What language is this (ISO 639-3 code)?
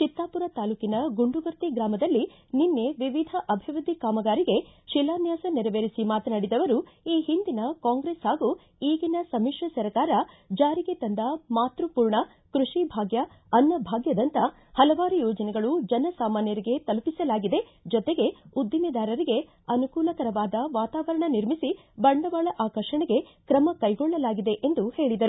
kan